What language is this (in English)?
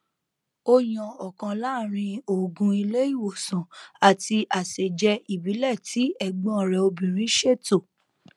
Yoruba